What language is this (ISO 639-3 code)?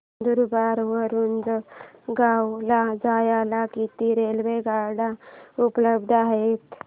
mar